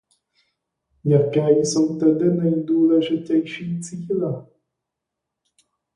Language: Czech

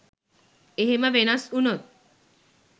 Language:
Sinhala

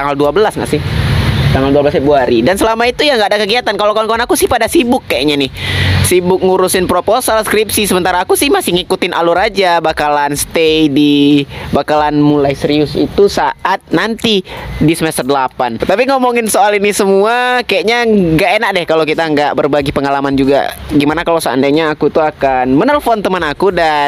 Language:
Indonesian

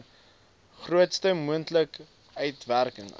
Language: Afrikaans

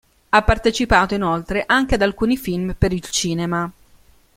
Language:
Italian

